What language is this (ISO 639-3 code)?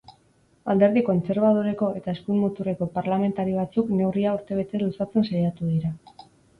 eus